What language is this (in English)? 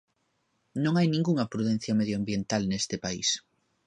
Galician